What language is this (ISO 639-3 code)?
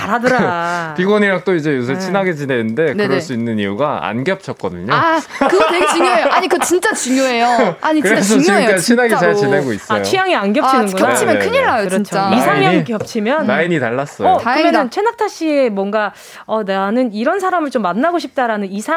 kor